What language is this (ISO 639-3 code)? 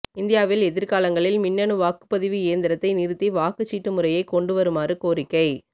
tam